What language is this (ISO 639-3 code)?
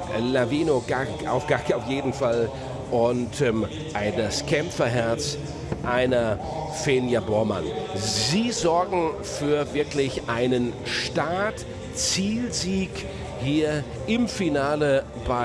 deu